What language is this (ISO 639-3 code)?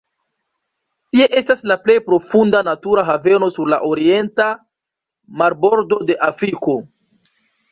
epo